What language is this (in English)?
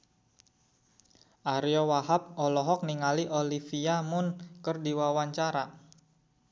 Sundanese